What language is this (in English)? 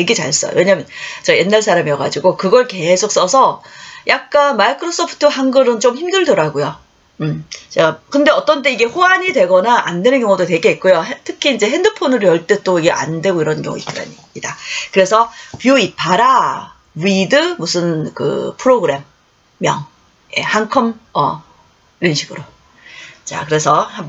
Korean